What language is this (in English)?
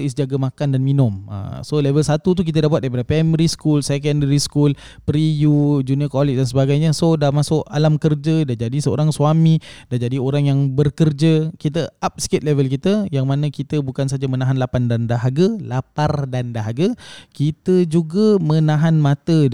Malay